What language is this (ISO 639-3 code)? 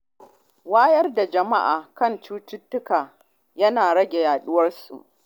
hau